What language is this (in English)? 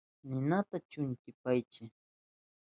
Southern Pastaza Quechua